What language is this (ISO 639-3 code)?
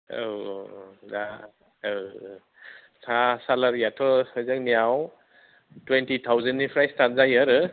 brx